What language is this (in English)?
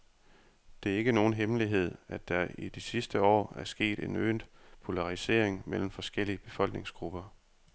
Danish